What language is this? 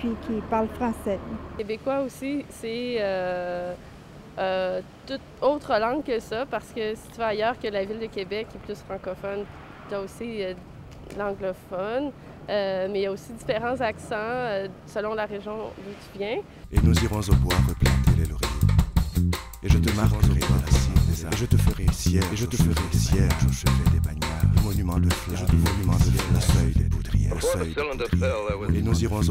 French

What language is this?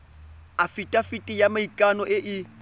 Tswana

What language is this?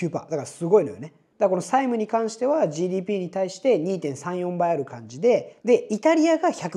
Japanese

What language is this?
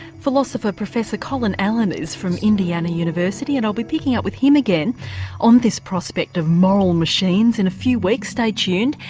English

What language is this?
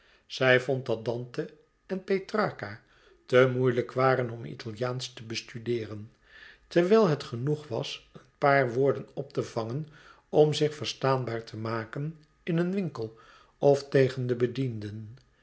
Dutch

